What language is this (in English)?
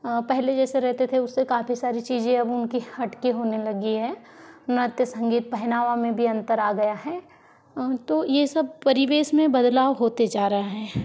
Hindi